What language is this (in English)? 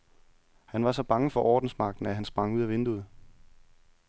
Danish